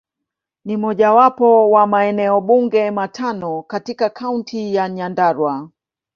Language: Swahili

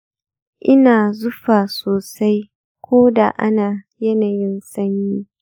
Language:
Hausa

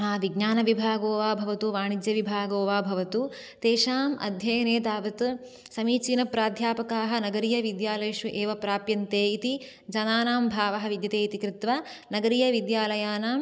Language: Sanskrit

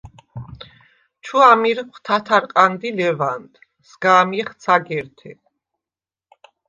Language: Svan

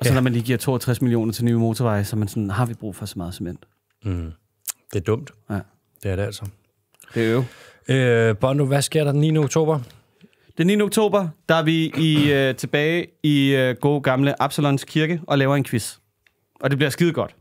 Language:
Danish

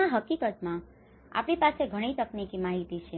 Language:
Gujarati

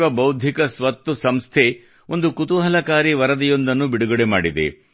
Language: Kannada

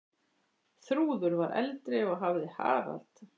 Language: Icelandic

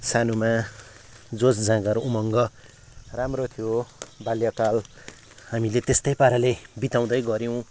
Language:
Nepali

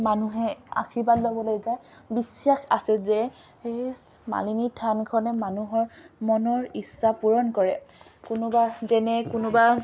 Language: Assamese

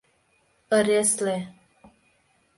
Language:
Mari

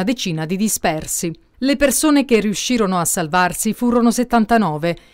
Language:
Italian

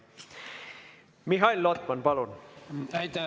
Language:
Estonian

